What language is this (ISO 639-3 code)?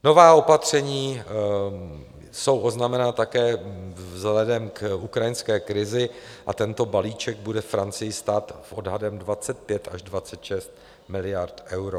ces